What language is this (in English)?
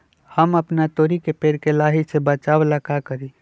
Magahi